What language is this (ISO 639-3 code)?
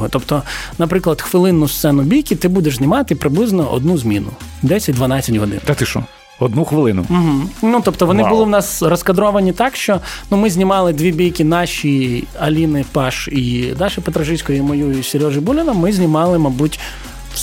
ukr